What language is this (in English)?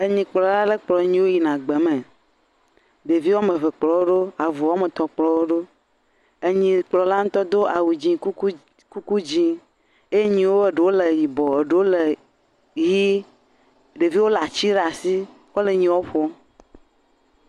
Ewe